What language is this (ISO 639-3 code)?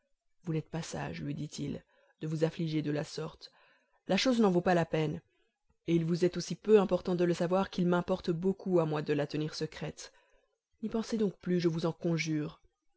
fra